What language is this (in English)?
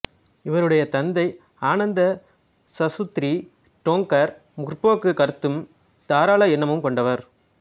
Tamil